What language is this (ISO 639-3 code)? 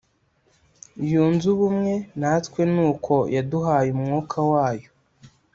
kin